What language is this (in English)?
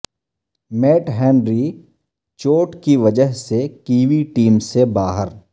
Urdu